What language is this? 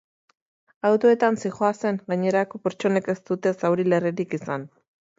Basque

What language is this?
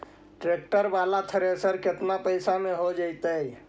Magahi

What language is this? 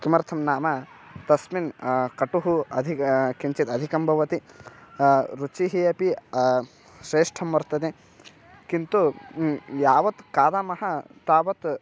Sanskrit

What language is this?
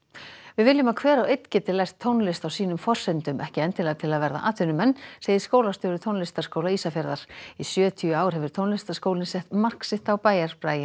Icelandic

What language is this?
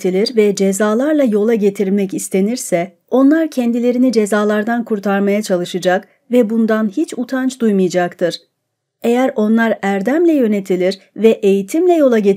Turkish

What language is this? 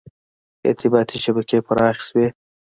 Pashto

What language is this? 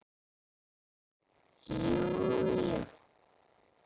Icelandic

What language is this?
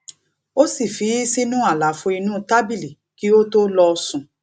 Yoruba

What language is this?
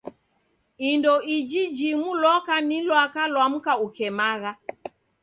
Taita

